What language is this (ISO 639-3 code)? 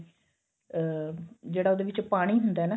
pan